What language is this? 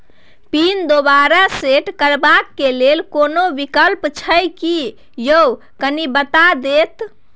Maithili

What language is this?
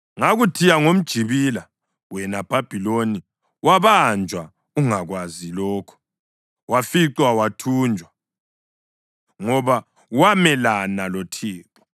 North Ndebele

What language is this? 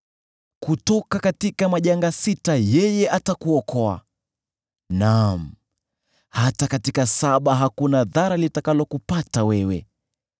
Swahili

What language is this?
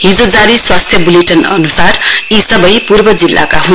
Nepali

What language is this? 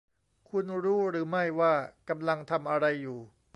Thai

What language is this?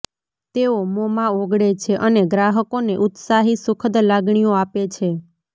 Gujarati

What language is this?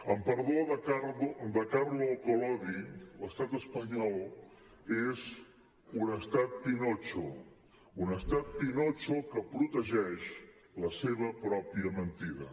Catalan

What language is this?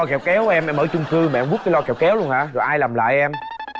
Vietnamese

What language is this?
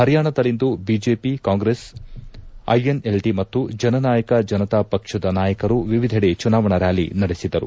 Kannada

